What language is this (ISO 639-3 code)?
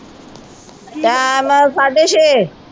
pan